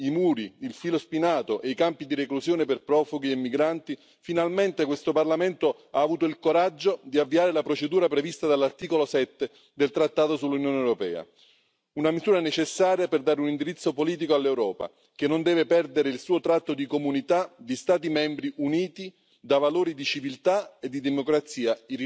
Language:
English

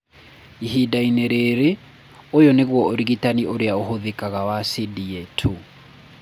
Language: Kikuyu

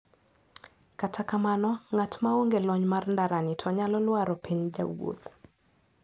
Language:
Luo (Kenya and Tanzania)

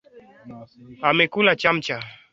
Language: Swahili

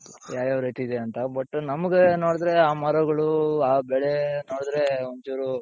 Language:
Kannada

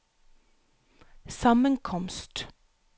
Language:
Norwegian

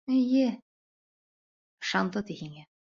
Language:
Bashkir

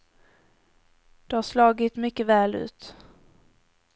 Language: Swedish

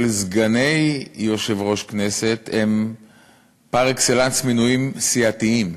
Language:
Hebrew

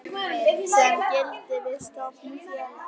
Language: Icelandic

